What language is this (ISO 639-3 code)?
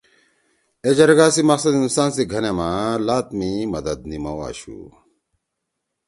trw